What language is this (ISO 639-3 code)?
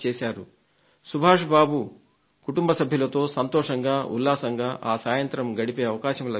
tel